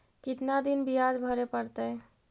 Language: Magahi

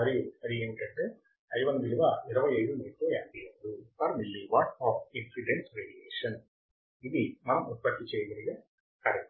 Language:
Telugu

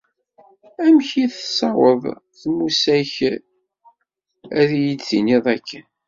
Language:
Kabyle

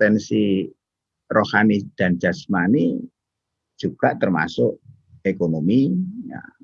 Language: Indonesian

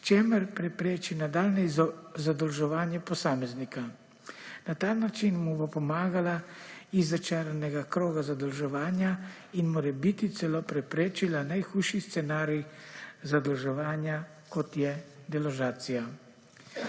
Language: Slovenian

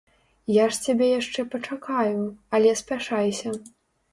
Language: Belarusian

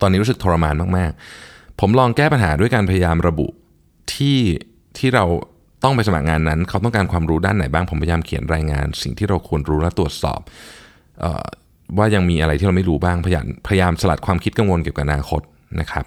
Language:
Thai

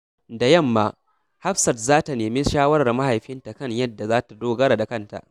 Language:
Hausa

